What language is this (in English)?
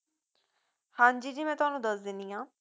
Punjabi